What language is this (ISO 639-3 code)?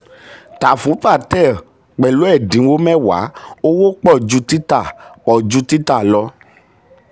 yor